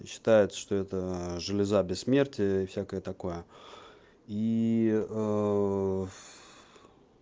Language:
Russian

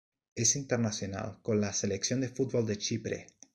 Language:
Spanish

